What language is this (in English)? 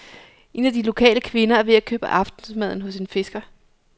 Danish